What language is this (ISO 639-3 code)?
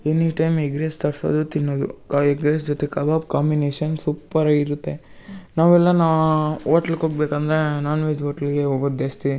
kan